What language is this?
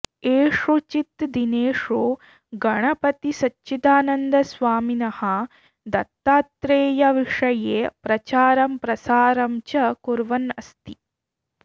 Sanskrit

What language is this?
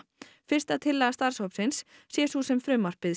Icelandic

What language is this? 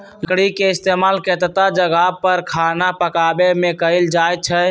Magahi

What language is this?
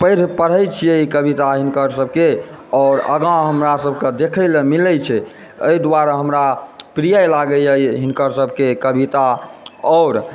Maithili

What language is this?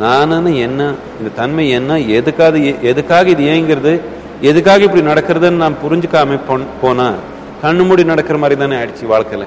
Tamil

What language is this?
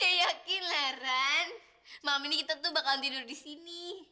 Indonesian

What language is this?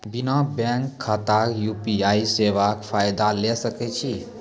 Maithili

